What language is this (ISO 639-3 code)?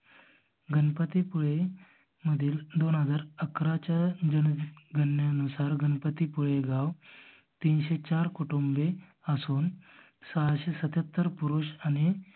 mar